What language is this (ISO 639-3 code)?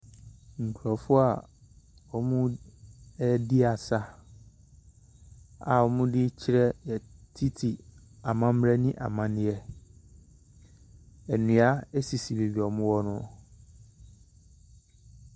aka